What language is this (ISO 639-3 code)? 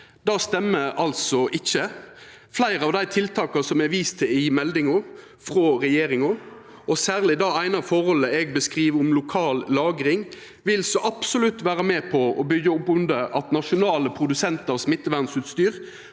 nor